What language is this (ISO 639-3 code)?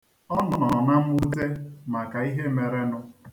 ibo